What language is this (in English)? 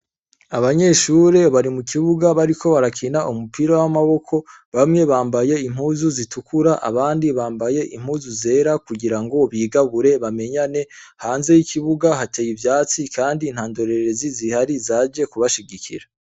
Rundi